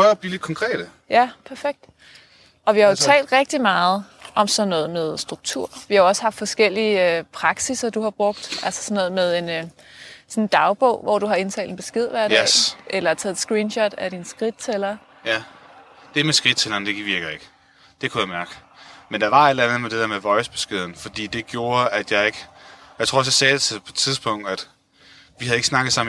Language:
Danish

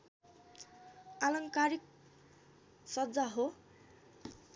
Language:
Nepali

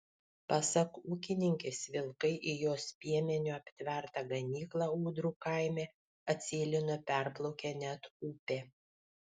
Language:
Lithuanian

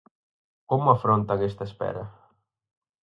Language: Galician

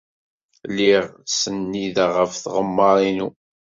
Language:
Kabyle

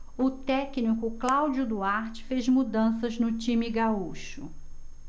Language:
Portuguese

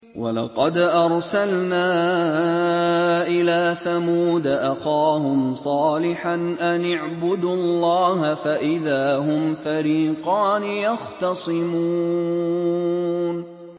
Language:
Arabic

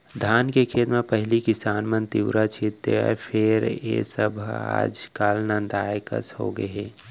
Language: Chhattisgarhi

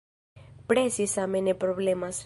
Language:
Esperanto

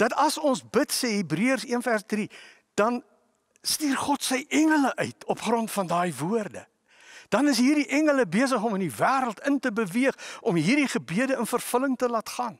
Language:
Dutch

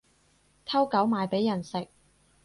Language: Cantonese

